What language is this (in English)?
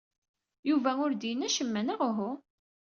Kabyle